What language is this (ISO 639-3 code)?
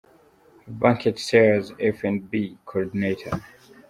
kin